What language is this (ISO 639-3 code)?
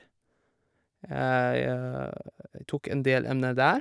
nor